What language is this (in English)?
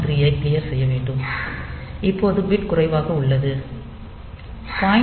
Tamil